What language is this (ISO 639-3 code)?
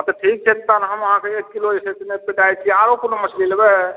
mai